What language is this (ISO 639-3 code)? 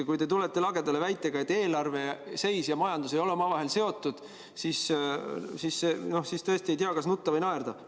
est